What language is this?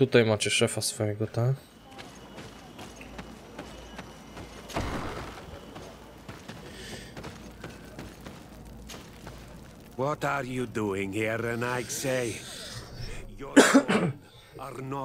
Polish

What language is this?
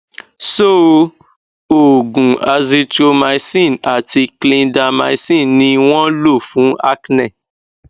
Yoruba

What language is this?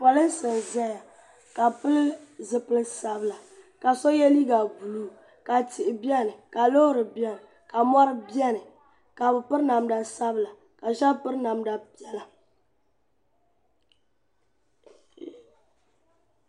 Dagbani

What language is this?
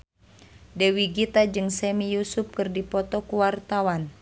Sundanese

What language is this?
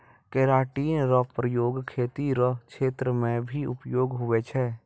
Maithili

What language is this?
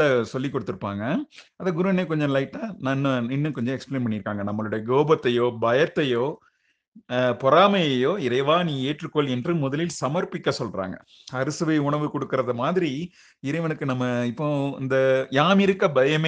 Tamil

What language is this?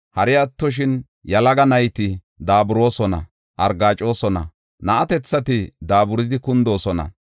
Gofa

